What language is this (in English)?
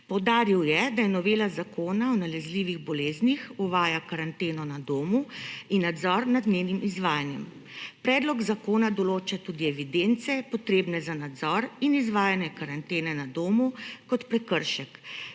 Slovenian